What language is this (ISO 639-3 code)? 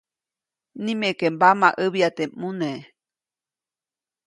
zoc